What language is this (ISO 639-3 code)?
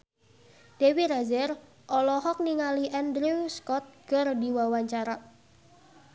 sun